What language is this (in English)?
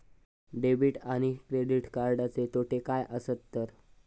Marathi